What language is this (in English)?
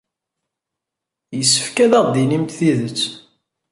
Kabyle